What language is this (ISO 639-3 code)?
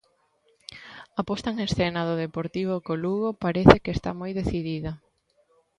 glg